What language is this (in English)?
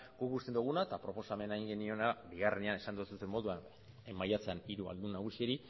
Basque